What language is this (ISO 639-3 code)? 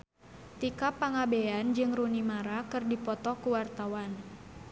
sun